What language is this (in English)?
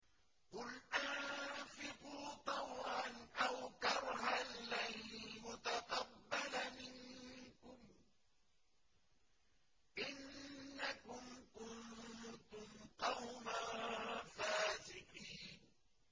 Arabic